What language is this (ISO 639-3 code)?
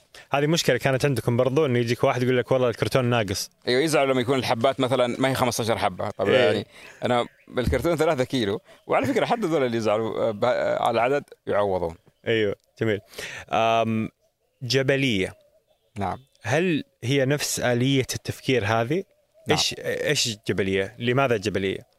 ara